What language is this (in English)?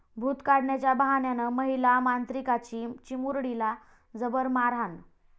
Marathi